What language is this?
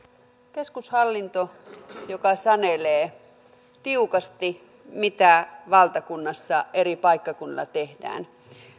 Finnish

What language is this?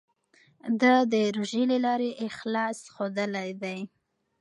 Pashto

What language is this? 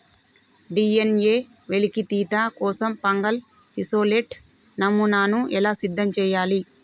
Telugu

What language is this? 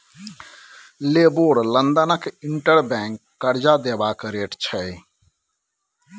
Maithili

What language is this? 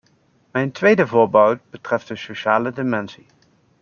Dutch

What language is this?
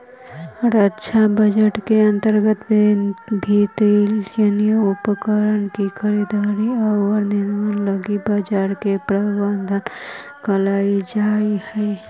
Magahi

